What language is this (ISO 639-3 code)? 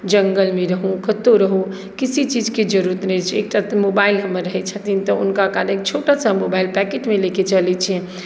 mai